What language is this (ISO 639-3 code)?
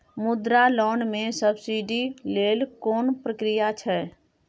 mai